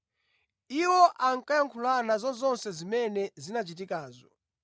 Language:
Nyanja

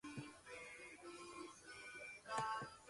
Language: Spanish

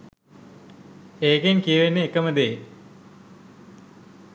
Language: Sinhala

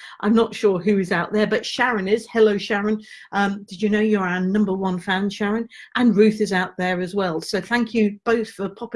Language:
English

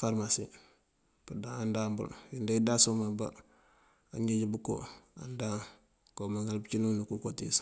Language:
Mandjak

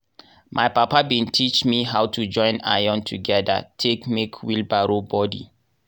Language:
Nigerian Pidgin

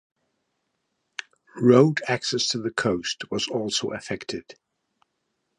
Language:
English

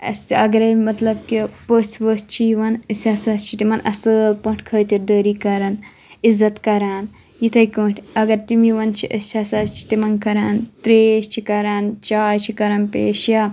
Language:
Kashmiri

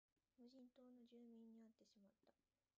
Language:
Japanese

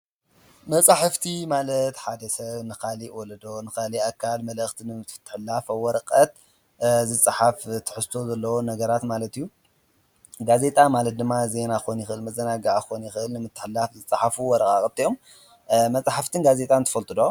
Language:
Tigrinya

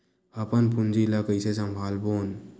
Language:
Chhattisgarhi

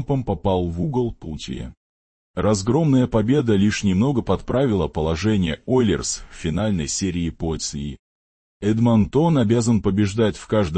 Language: Russian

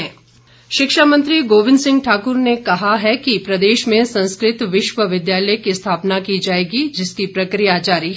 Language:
Hindi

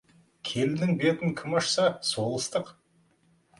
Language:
Kazakh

